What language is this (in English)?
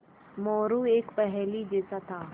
Hindi